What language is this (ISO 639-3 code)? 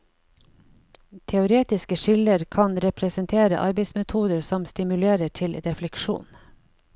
nor